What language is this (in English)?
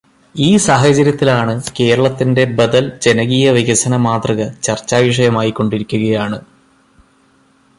Malayalam